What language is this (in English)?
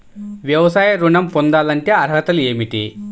Telugu